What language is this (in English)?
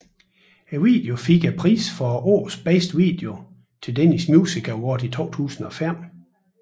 Danish